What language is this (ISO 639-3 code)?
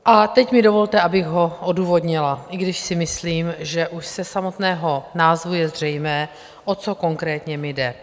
ces